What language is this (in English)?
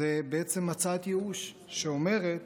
Hebrew